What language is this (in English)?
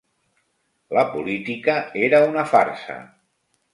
Catalan